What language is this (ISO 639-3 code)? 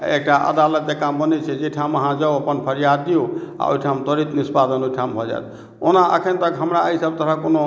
mai